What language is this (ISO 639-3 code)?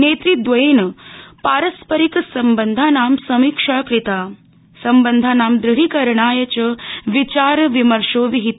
san